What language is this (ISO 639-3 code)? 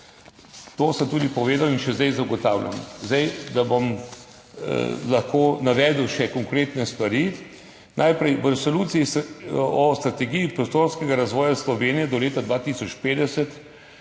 slv